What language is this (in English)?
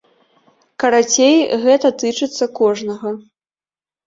Belarusian